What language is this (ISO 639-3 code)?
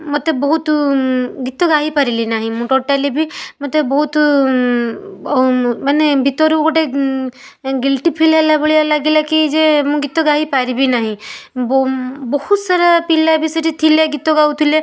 ori